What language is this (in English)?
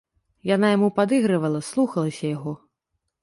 Belarusian